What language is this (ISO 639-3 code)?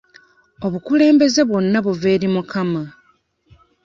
lug